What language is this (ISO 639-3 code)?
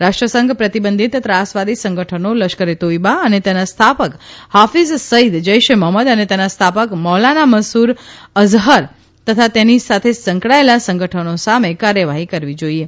guj